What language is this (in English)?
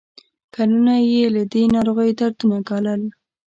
Pashto